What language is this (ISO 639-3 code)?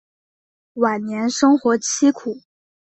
zho